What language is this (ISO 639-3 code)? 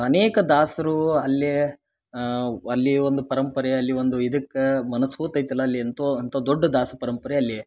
kan